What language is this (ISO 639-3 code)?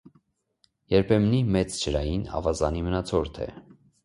hye